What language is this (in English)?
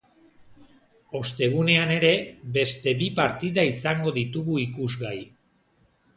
Basque